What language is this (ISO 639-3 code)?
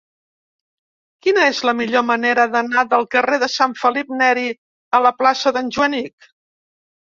cat